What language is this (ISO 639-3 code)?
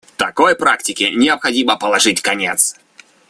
rus